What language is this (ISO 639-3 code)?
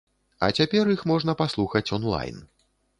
bel